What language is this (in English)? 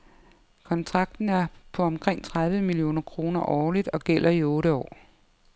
Danish